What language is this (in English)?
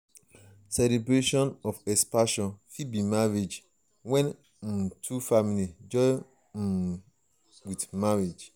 Nigerian Pidgin